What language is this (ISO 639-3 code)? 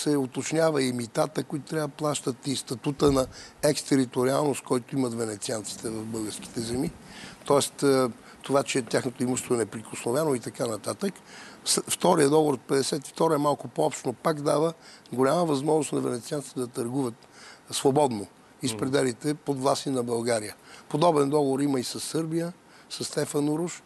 bul